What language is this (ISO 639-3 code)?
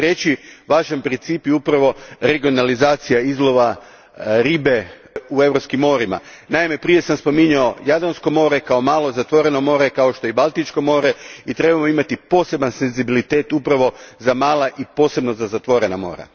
hrv